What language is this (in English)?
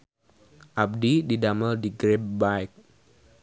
Sundanese